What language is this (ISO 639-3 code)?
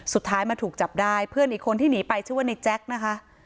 tha